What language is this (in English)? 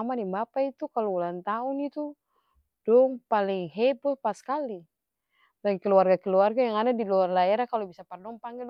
Ambonese Malay